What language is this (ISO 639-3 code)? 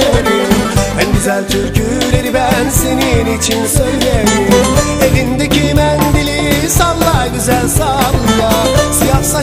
tur